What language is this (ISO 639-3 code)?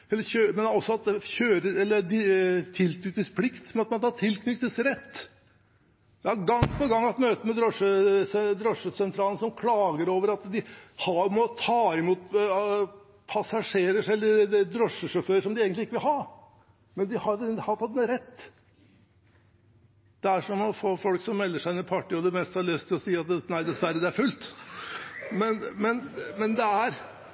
nob